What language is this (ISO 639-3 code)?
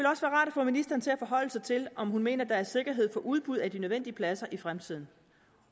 dan